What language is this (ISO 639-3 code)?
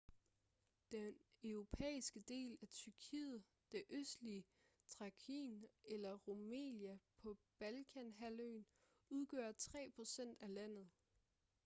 dan